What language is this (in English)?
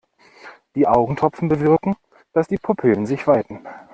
German